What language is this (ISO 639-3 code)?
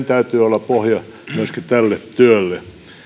fin